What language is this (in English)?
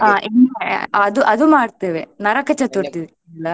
Kannada